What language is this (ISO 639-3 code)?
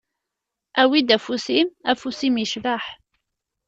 kab